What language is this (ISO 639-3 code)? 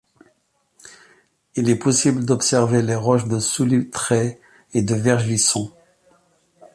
fra